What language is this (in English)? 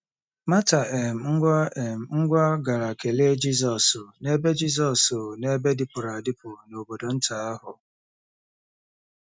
Igbo